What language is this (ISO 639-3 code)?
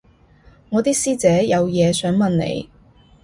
yue